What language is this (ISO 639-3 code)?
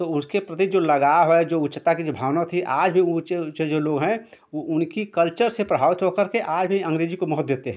hin